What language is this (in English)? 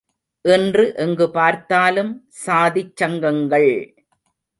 Tamil